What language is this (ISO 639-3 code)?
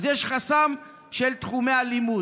heb